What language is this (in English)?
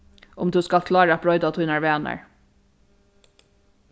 Faroese